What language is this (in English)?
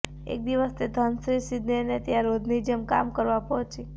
Gujarati